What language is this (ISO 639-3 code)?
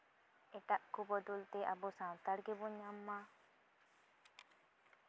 sat